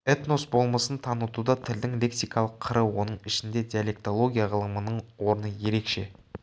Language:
Kazakh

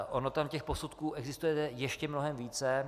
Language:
Czech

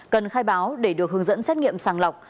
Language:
Vietnamese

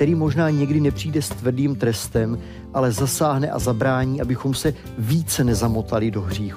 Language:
Czech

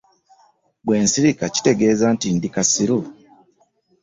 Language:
Ganda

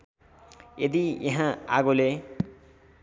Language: Nepali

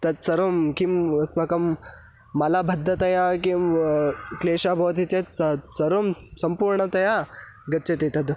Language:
Sanskrit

